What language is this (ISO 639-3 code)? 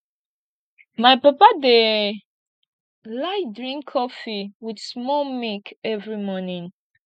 pcm